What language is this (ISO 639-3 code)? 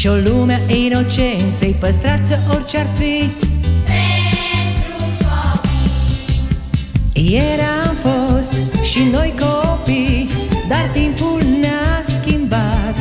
ron